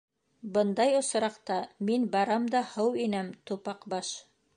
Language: Bashkir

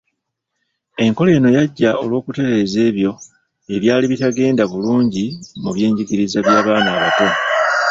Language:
Ganda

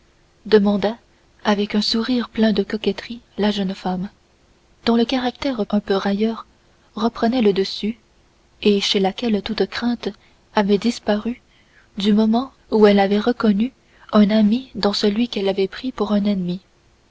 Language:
French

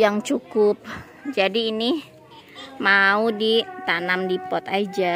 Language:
Indonesian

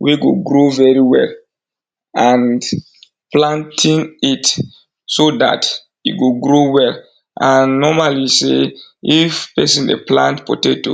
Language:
Nigerian Pidgin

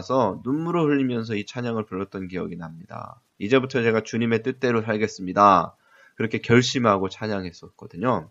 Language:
Korean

